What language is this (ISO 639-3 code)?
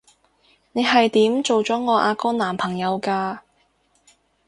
yue